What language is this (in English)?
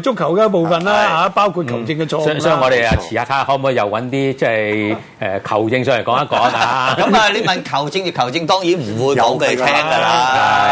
Chinese